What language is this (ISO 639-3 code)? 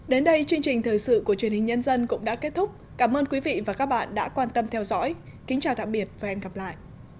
vie